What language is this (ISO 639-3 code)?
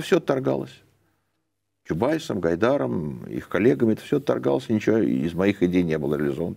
rus